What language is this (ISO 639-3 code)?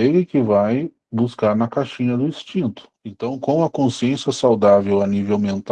por